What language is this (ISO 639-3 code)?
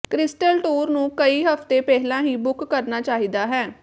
pan